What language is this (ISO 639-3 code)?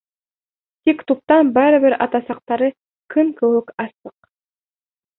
bak